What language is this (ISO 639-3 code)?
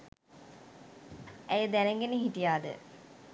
sin